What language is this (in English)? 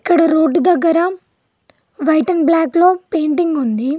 Telugu